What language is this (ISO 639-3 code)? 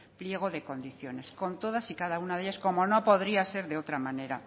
spa